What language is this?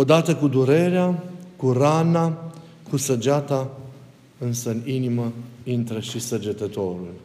Romanian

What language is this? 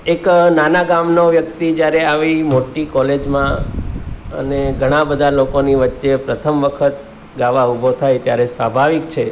Gujarati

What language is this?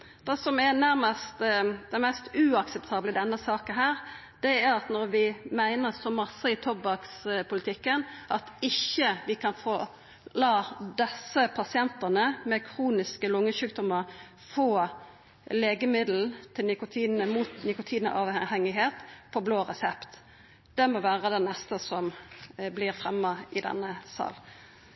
Norwegian Nynorsk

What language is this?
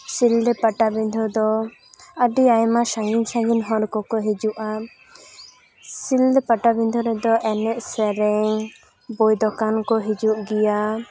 Santali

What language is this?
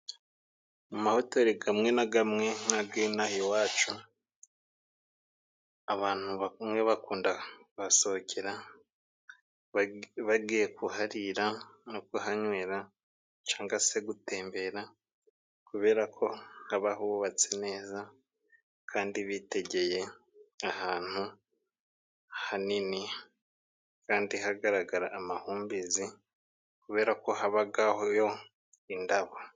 Kinyarwanda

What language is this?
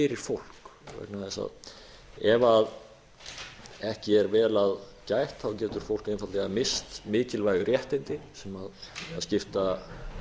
Icelandic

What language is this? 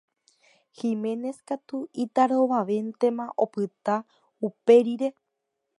Guarani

